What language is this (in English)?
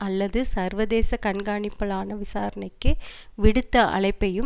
Tamil